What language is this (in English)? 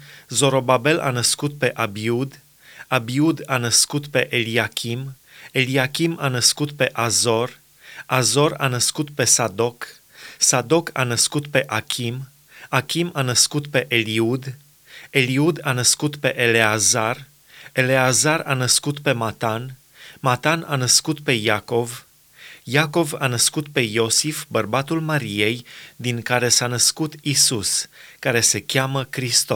Romanian